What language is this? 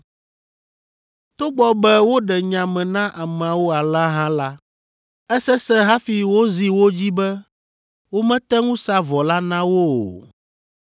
Ewe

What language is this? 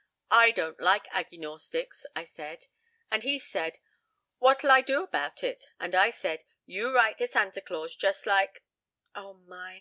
English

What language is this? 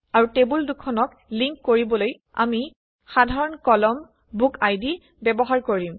Assamese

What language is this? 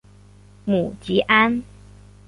Chinese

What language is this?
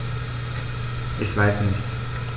German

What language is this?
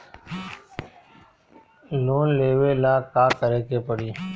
Bhojpuri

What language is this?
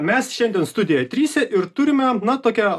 Lithuanian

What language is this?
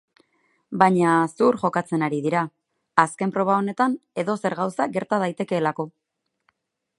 Basque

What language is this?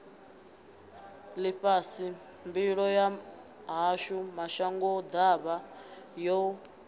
Venda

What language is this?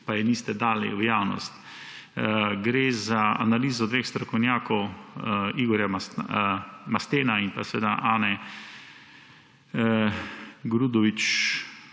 Slovenian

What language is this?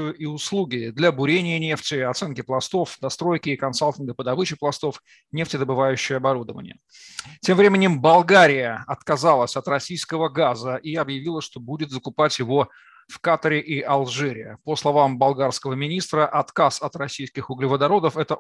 Russian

